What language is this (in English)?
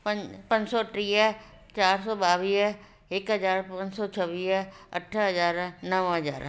Sindhi